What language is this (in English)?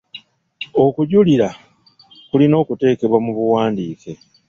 Ganda